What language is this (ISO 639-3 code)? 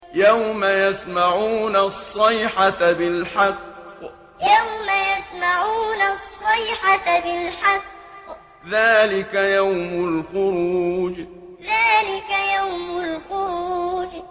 ara